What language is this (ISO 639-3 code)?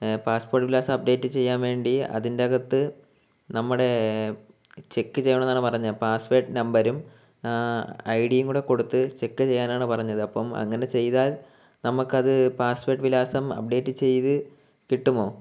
mal